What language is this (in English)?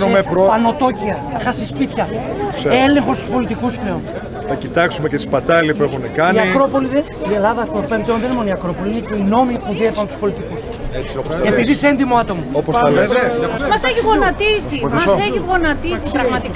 Greek